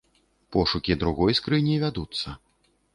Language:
Belarusian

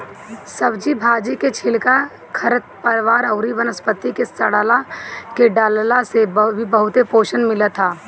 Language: Bhojpuri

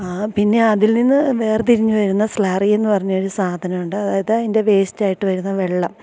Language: Malayalam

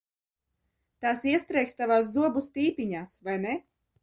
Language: Latvian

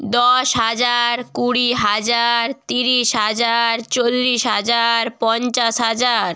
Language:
Bangla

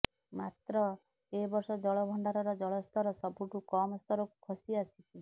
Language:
Odia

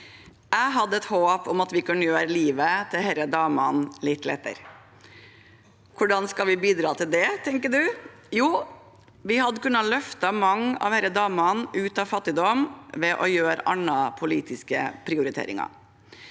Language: Norwegian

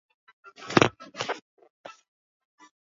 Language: Swahili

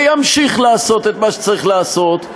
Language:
Hebrew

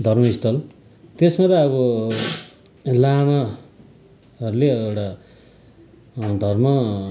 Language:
Nepali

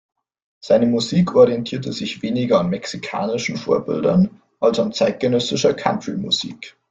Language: German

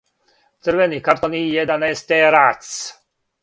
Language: Serbian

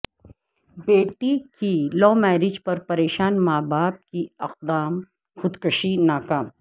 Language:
Urdu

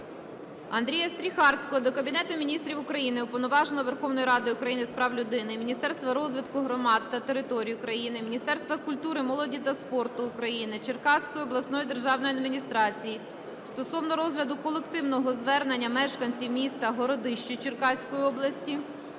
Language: Ukrainian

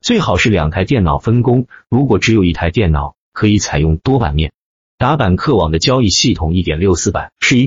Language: Chinese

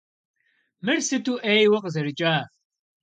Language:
Kabardian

